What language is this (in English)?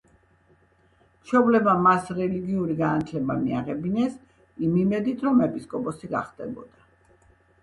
Georgian